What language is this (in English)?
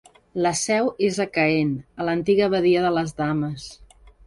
Catalan